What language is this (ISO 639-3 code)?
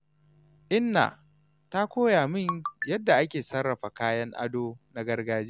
hau